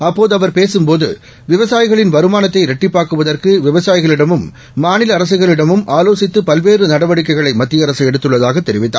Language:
Tamil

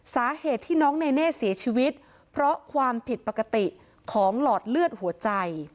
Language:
Thai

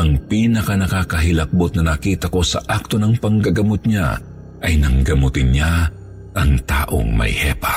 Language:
Filipino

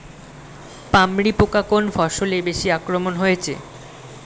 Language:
Bangla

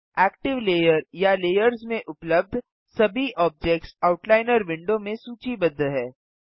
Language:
Hindi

